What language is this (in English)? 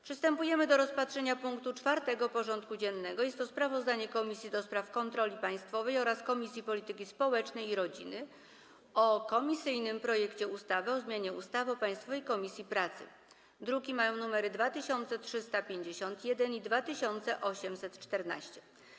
Polish